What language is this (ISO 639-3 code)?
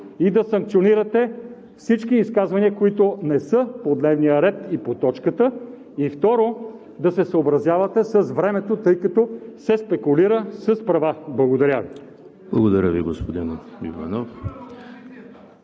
bul